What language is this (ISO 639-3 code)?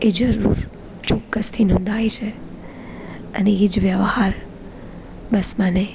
guj